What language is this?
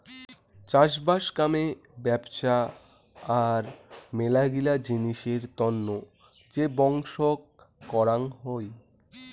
Bangla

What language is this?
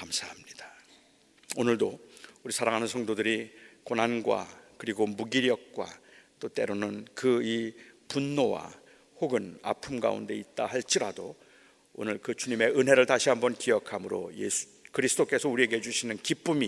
Korean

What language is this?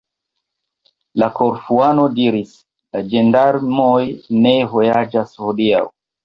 Esperanto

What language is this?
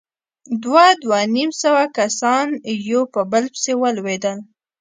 Pashto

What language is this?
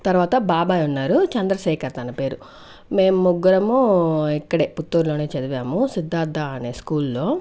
Telugu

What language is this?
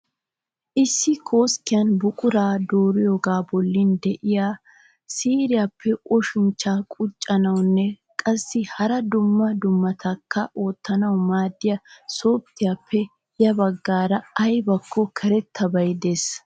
Wolaytta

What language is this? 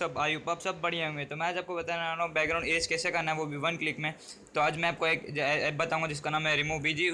Hindi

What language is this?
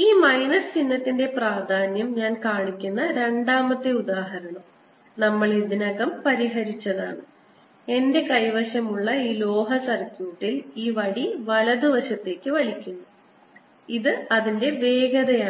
Malayalam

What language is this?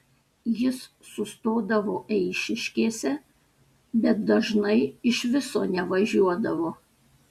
Lithuanian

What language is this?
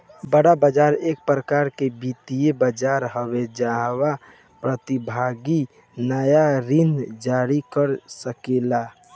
Bhojpuri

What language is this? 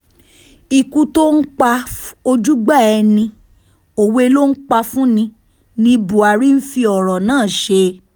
Yoruba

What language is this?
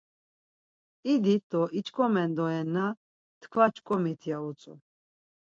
Laz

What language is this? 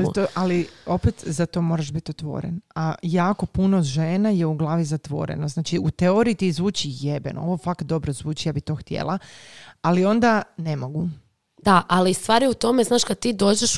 Croatian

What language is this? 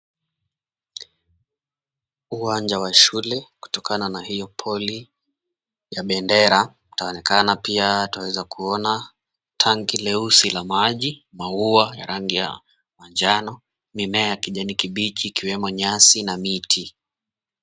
Swahili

